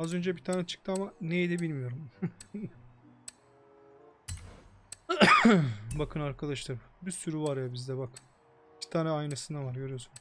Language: Turkish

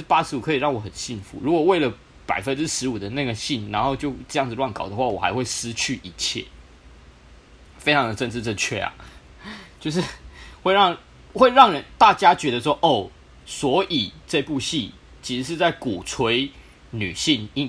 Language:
Chinese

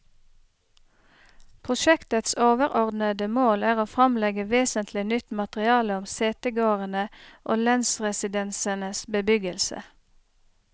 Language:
Norwegian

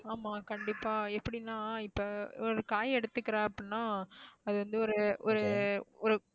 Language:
Tamil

